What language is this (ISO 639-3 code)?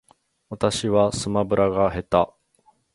jpn